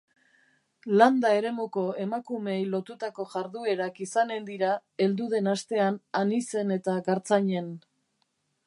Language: Basque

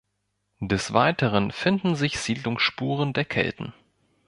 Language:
German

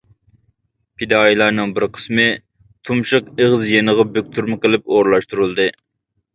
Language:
Uyghur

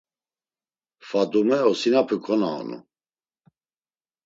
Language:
Laz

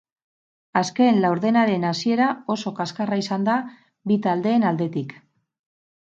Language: Basque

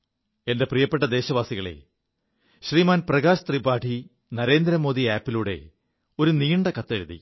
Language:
Malayalam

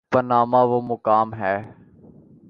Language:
Urdu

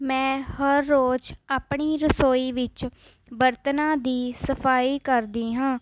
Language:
Punjabi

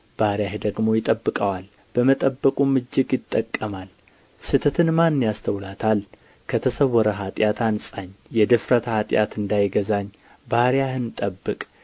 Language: Amharic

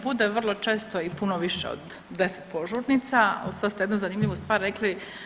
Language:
Croatian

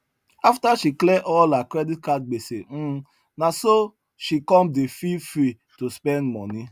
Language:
Nigerian Pidgin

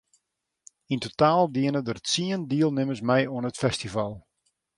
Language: Western Frisian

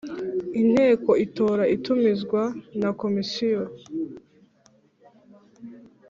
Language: Kinyarwanda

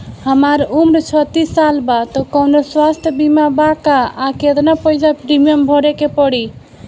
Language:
Bhojpuri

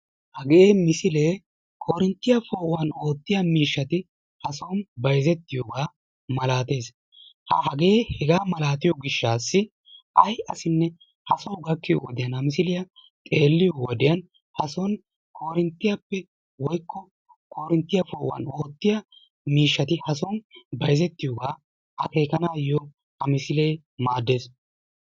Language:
Wolaytta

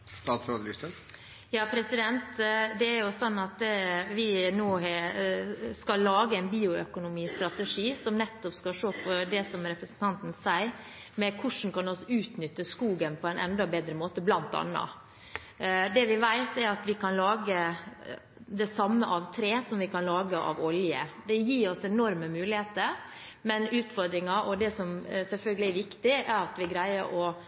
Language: Norwegian Bokmål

